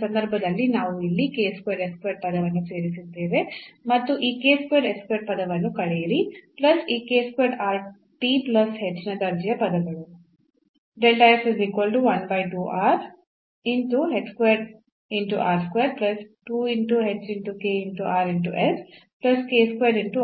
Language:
Kannada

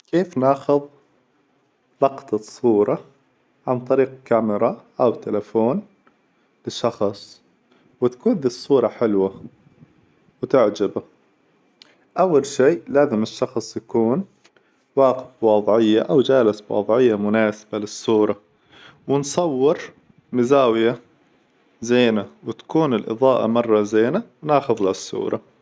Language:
Hijazi Arabic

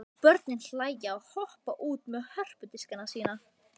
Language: Icelandic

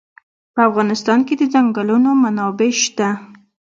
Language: Pashto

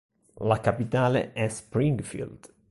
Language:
Italian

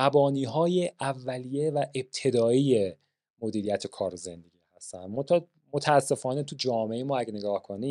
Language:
Persian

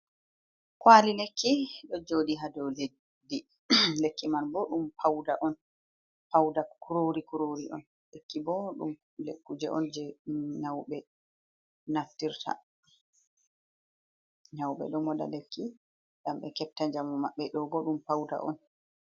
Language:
Fula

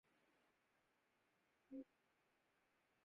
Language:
Urdu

